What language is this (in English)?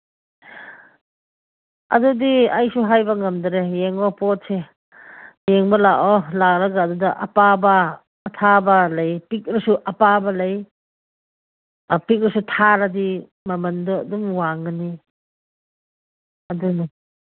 Manipuri